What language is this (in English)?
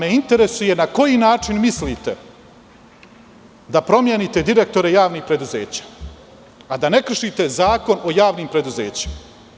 Serbian